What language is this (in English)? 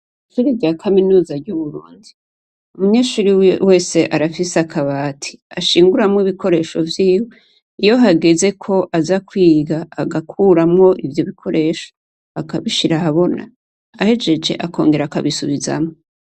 Rundi